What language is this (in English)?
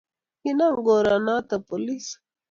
Kalenjin